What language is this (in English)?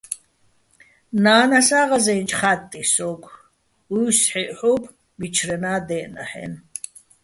Bats